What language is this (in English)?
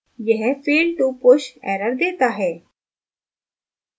Hindi